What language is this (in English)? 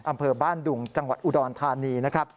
Thai